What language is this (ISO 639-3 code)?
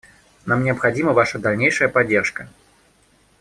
rus